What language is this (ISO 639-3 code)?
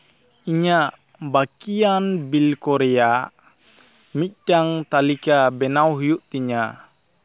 sat